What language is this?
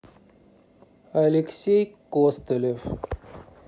Russian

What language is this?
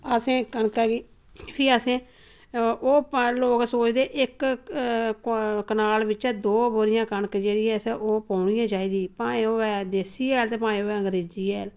Dogri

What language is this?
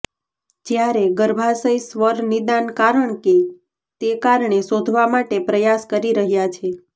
Gujarati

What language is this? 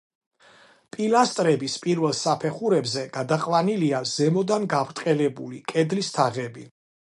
Georgian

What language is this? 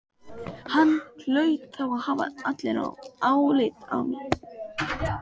Icelandic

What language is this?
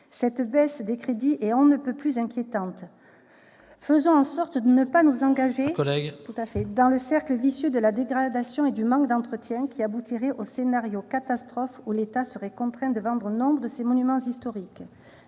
French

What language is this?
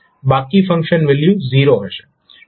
Gujarati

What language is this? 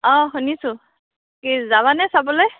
Assamese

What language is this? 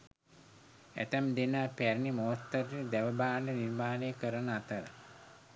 Sinhala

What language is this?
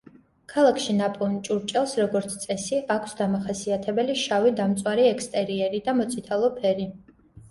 Georgian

